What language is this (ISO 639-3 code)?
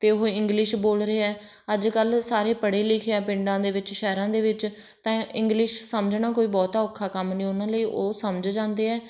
pan